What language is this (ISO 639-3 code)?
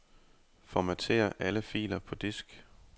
dan